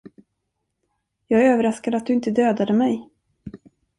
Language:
Swedish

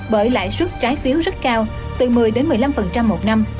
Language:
Vietnamese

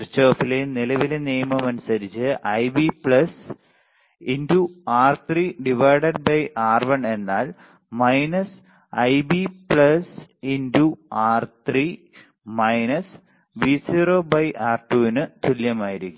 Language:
Malayalam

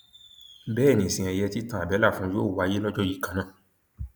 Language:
Yoruba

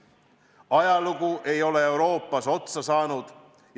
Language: Estonian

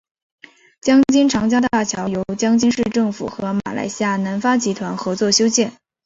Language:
Chinese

